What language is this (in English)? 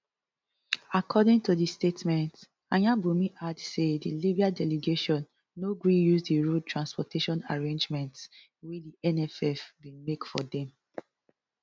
Nigerian Pidgin